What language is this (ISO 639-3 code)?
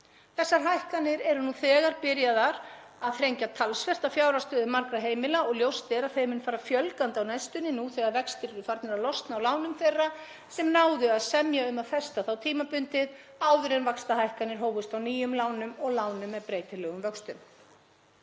isl